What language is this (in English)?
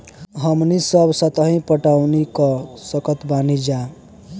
Bhojpuri